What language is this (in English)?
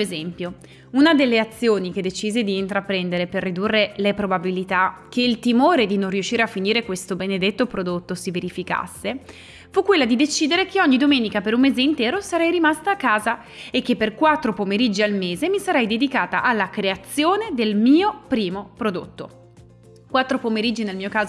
Italian